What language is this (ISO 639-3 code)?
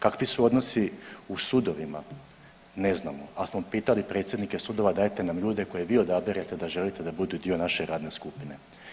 hrv